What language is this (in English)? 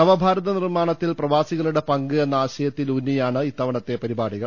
Malayalam